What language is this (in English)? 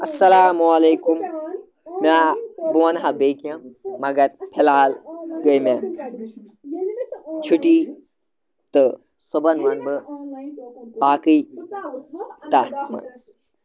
Kashmiri